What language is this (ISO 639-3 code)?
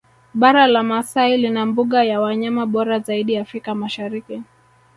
swa